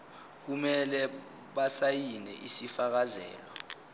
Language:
Zulu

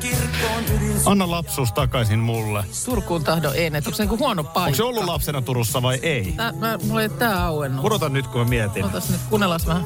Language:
Finnish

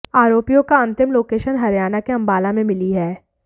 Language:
Hindi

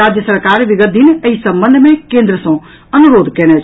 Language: Maithili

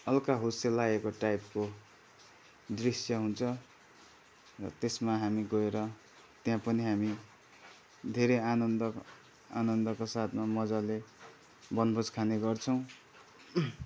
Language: Nepali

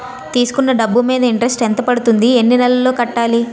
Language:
Telugu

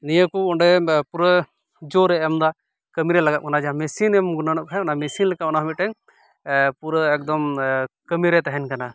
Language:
Santali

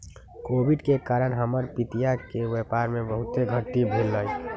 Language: Magahi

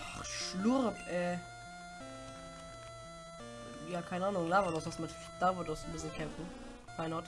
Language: German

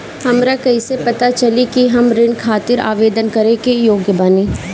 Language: Bhojpuri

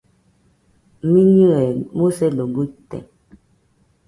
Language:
Nüpode Huitoto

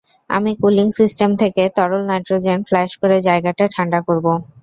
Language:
Bangla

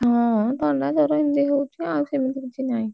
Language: Odia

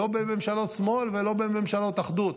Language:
Hebrew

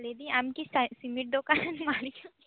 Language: Santali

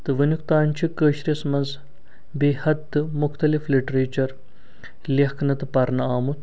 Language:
Kashmiri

